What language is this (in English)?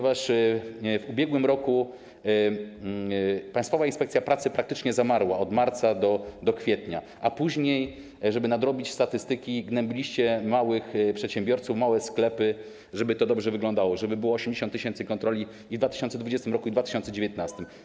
Polish